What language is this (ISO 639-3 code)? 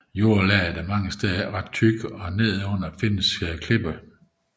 dan